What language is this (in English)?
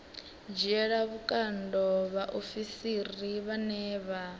Venda